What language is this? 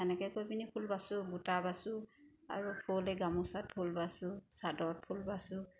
Assamese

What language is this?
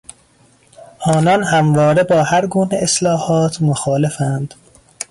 Persian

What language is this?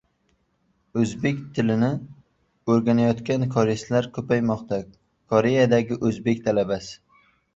Uzbek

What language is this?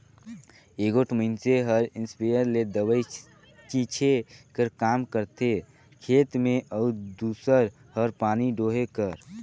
Chhattisgarhi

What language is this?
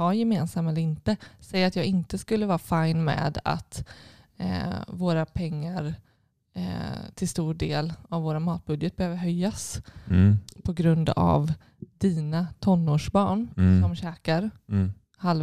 Swedish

